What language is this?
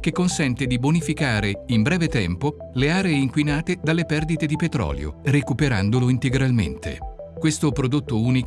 Italian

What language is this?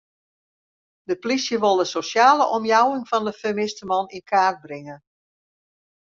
Western Frisian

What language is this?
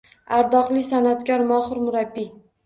Uzbek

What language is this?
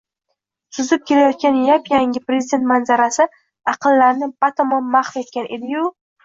Uzbek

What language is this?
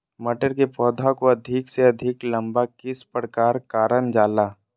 Magahi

